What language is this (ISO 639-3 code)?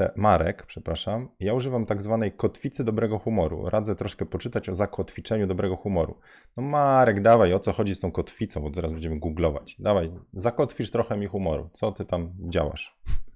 pol